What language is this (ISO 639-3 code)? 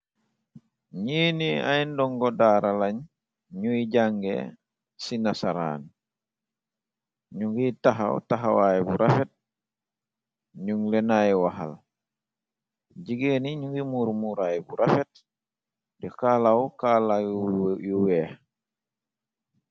wol